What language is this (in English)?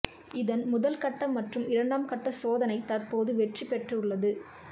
Tamil